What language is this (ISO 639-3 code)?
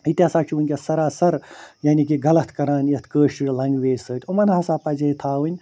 kas